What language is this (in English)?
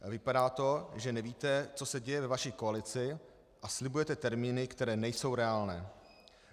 Czech